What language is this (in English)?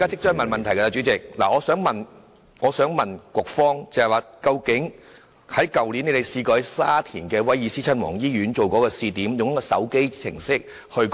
Cantonese